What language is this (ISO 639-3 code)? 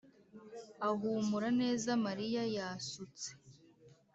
kin